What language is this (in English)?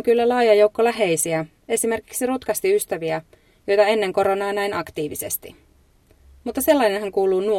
Finnish